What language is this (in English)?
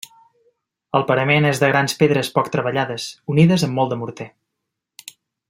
Catalan